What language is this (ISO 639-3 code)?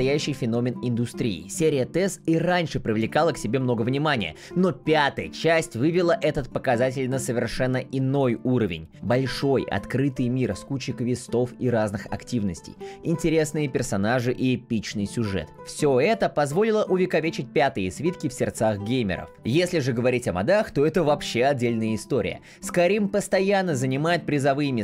rus